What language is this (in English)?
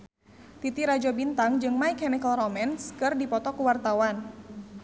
Sundanese